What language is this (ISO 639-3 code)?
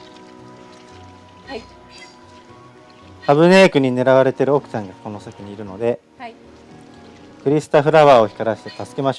jpn